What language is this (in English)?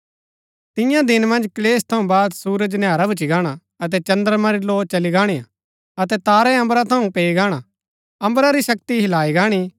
Gaddi